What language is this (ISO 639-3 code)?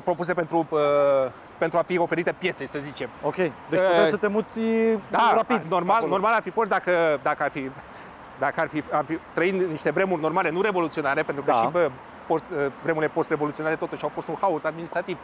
ron